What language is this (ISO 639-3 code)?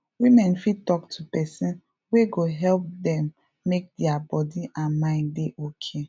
pcm